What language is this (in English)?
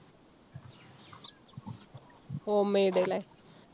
Malayalam